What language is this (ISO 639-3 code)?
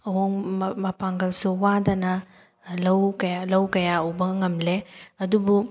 mni